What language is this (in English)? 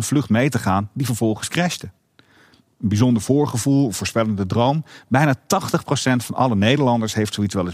Dutch